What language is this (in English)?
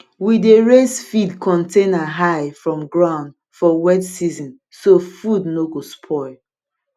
Nigerian Pidgin